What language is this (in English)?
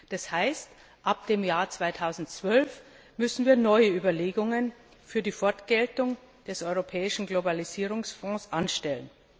German